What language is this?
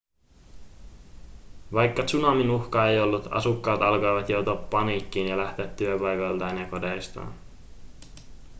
Finnish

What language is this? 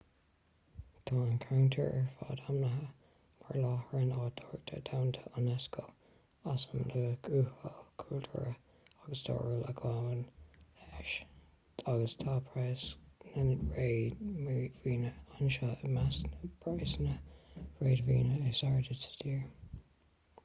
Irish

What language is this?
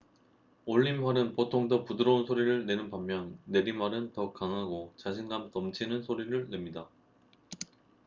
Korean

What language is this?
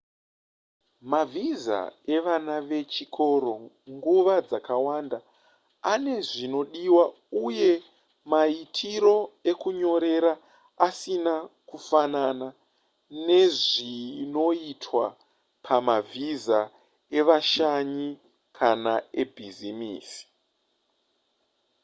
Shona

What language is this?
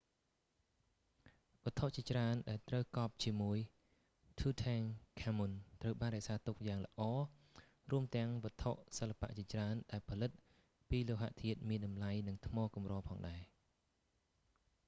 Khmer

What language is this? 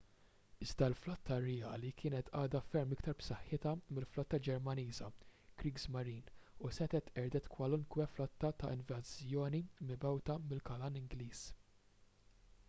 Maltese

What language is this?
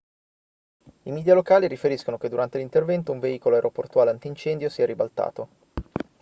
Italian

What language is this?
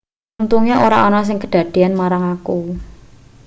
Javanese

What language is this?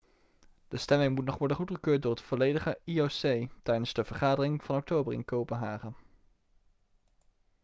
Dutch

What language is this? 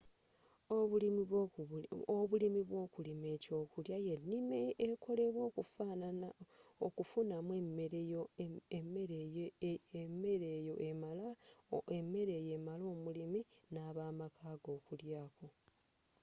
Ganda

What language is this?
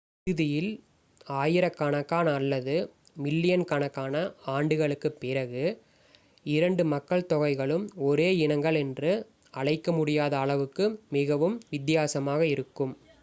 Tamil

